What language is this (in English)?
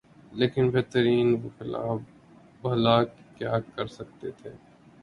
Urdu